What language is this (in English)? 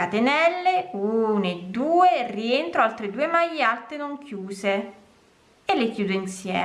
Italian